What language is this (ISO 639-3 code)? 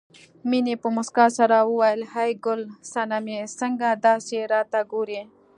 pus